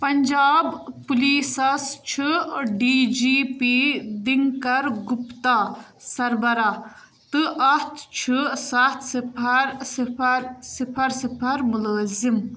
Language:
Kashmiri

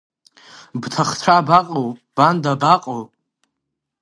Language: Abkhazian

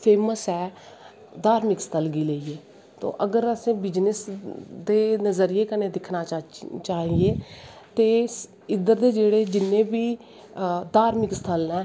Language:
Dogri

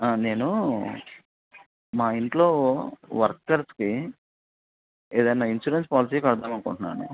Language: Telugu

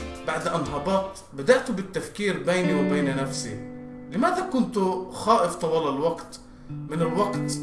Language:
Arabic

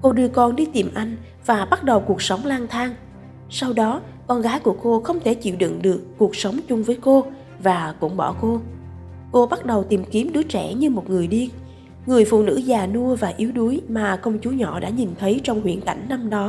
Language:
Vietnamese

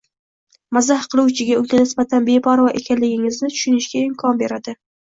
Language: Uzbek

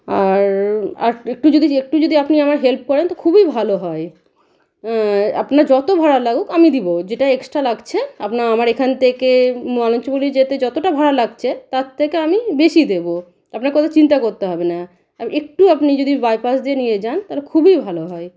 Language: Bangla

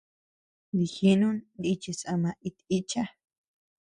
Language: Tepeuxila Cuicatec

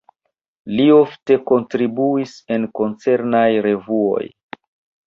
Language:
Esperanto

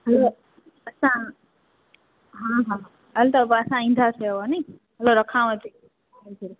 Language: Sindhi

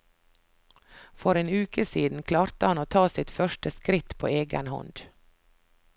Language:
Norwegian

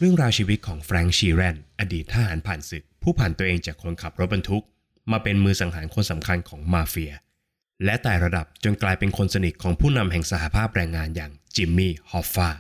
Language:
Thai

